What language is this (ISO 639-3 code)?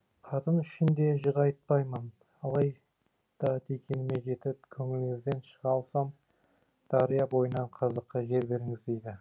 kaz